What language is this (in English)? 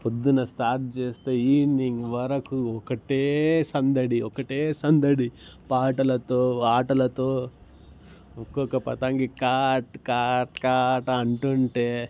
Telugu